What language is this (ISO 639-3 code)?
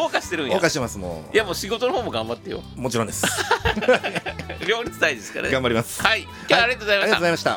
jpn